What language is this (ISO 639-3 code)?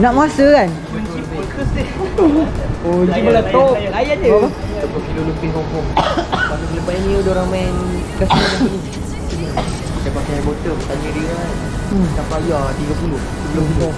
msa